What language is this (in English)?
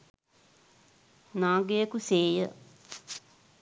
Sinhala